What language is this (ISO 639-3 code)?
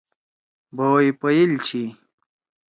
trw